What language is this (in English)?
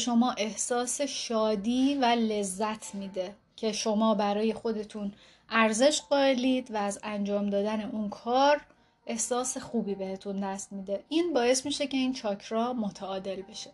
Persian